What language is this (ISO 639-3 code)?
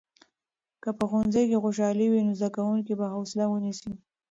pus